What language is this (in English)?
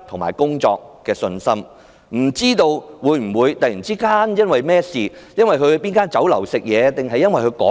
Cantonese